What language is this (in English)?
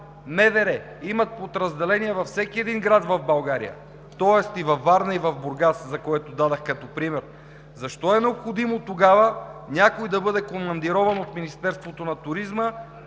Bulgarian